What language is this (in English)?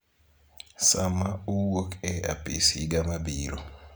Luo (Kenya and Tanzania)